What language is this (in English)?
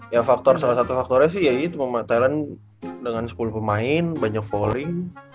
Indonesian